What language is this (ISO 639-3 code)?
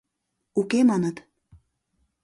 chm